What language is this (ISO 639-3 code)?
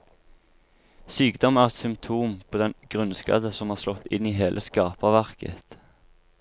nor